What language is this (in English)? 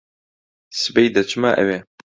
Central Kurdish